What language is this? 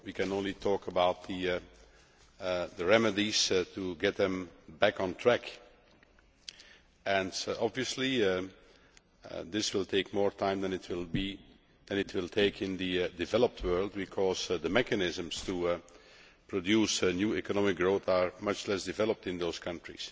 English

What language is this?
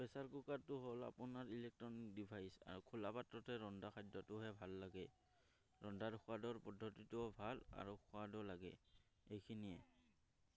Assamese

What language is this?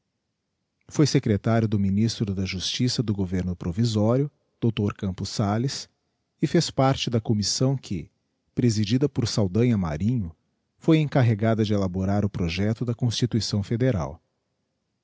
Portuguese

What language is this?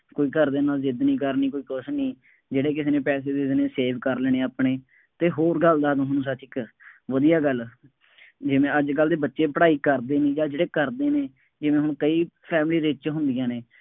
Punjabi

